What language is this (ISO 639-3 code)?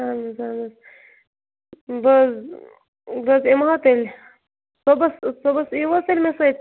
kas